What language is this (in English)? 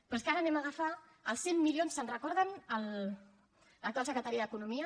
Catalan